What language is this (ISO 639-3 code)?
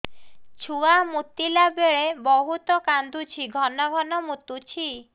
ori